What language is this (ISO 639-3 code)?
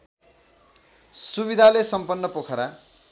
nep